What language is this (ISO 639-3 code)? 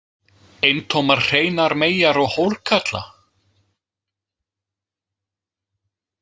isl